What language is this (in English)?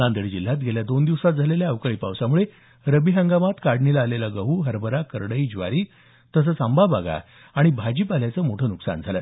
Marathi